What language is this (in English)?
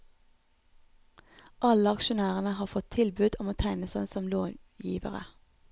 Norwegian